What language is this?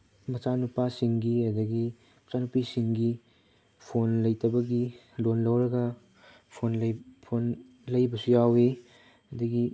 Manipuri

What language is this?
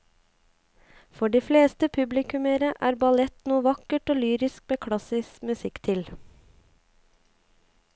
Norwegian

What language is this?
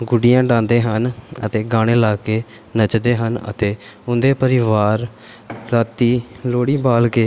Punjabi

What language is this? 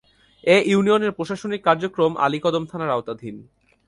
Bangla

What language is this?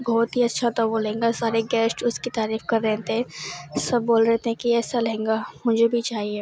Urdu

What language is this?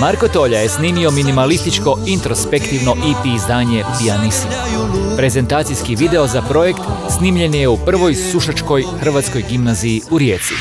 Croatian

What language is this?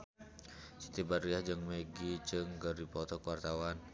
Sundanese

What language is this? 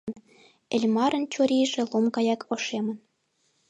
Mari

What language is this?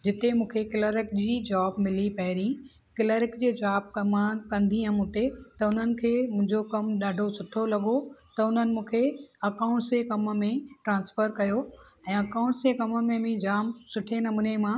Sindhi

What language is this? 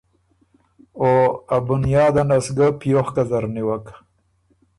Ormuri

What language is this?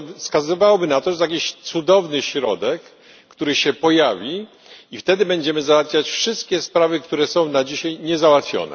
Polish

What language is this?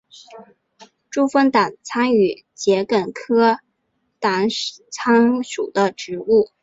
Chinese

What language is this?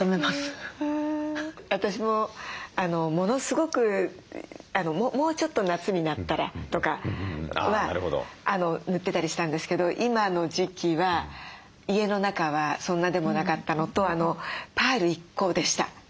Japanese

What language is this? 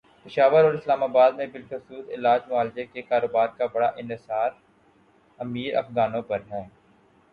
Urdu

